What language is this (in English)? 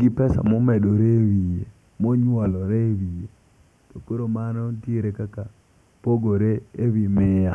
Luo (Kenya and Tanzania)